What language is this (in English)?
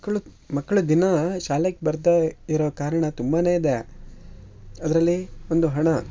Kannada